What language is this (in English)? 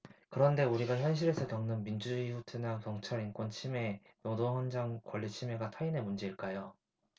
Korean